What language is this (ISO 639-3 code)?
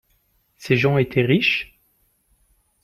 fra